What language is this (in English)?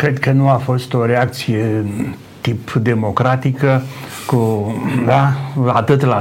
Romanian